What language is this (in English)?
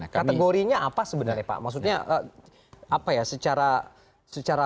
Indonesian